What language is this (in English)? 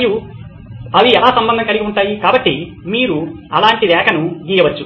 Telugu